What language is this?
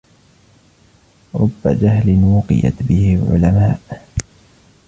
Arabic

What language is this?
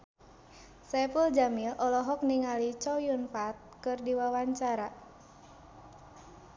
Sundanese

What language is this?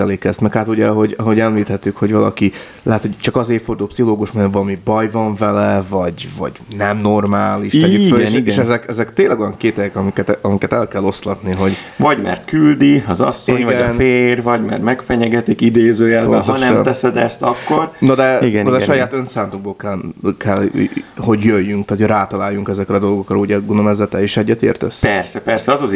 Hungarian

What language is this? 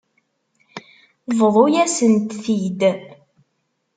Kabyle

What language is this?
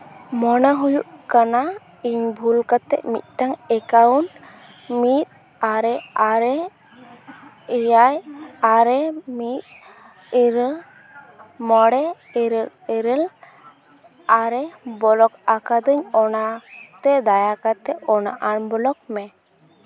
Santali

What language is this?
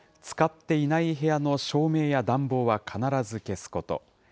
Japanese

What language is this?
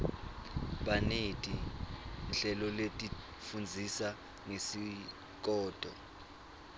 Swati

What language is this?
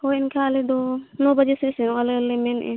Santali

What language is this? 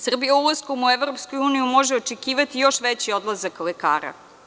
Serbian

